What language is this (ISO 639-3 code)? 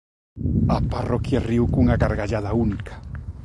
glg